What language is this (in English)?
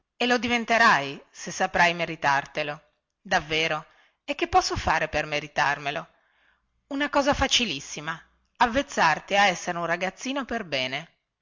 Italian